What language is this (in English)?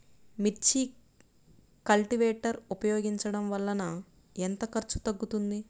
Telugu